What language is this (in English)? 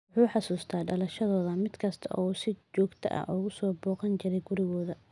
Somali